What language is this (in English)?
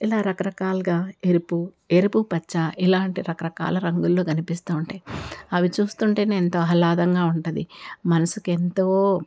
Telugu